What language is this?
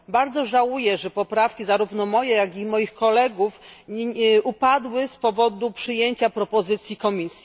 Polish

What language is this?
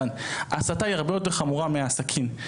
Hebrew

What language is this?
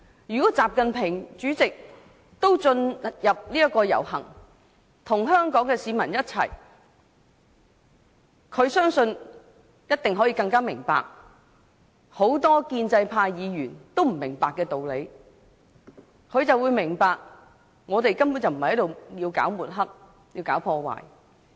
Cantonese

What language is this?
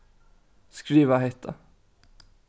Faroese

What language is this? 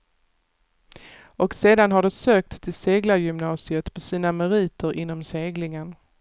Swedish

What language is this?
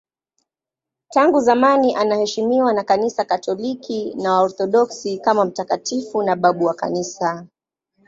Swahili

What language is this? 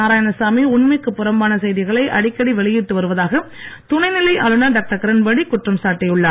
Tamil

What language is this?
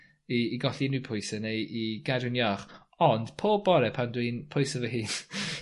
Welsh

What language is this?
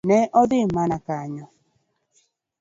Luo (Kenya and Tanzania)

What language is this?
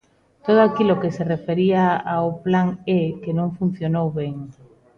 Galician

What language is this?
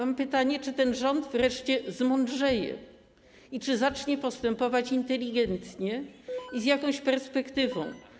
Polish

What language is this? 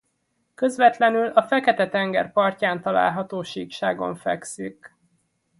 Hungarian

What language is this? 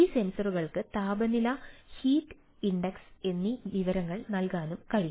Malayalam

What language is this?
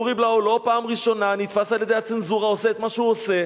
Hebrew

